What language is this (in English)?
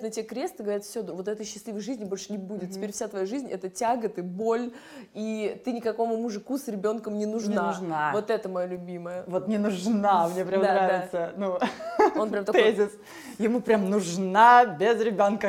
Russian